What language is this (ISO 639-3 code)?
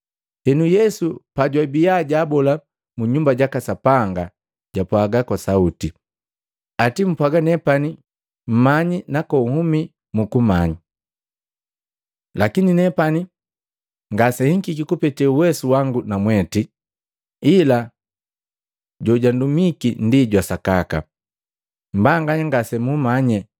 mgv